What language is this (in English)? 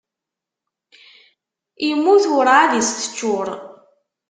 Kabyle